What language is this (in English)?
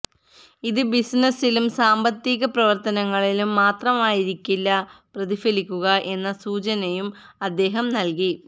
Malayalam